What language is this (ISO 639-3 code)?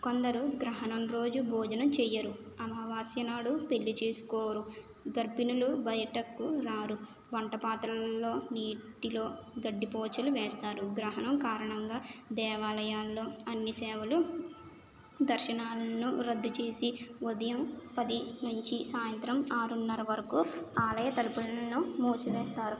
tel